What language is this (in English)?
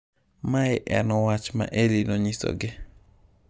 Luo (Kenya and Tanzania)